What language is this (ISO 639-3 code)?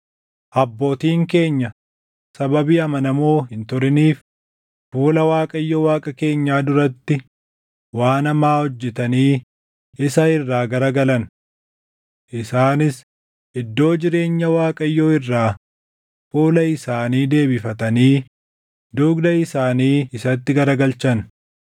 orm